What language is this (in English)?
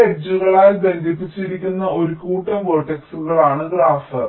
Malayalam